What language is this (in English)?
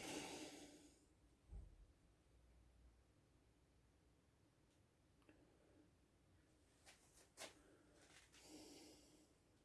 Portuguese